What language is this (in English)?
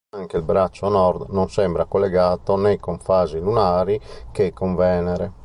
Italian